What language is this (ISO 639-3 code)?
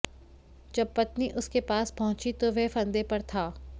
hin